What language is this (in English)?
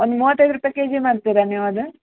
Kannada